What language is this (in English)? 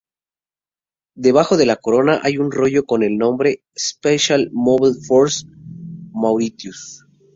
Spanish